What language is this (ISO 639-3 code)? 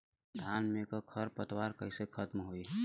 bho